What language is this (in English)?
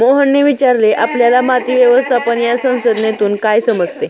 Marathi